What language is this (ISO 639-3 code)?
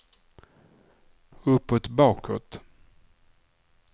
swe